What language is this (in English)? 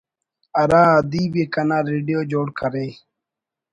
Brahui